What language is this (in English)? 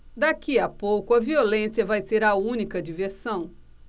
Portuguese